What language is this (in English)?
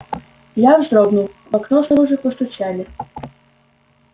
Russian